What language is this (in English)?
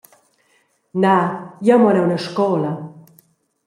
Romansh